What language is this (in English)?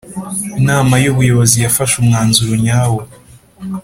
Kinyarwanda